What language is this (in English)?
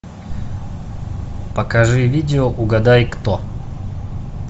Russian